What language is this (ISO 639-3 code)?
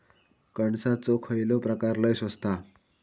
mar